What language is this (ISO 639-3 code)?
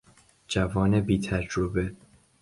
fas